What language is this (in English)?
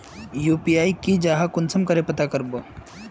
Magahi